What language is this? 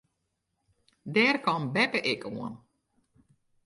Western Frisian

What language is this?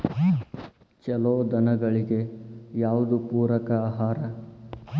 Kannada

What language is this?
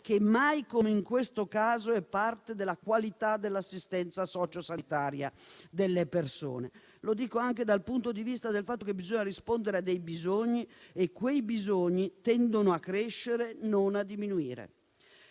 Italian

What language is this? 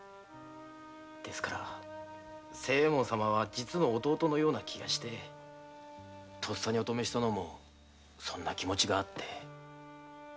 Japanese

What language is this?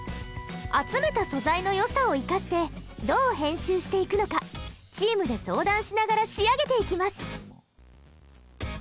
Japanese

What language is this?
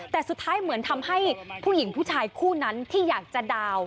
Thai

